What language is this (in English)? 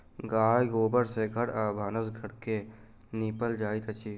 Maithili